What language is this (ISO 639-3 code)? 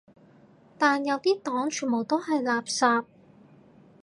yue